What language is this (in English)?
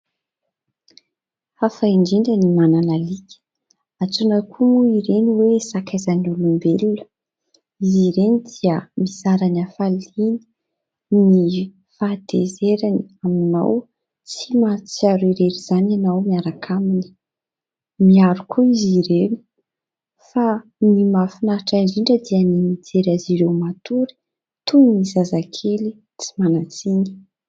Malagasy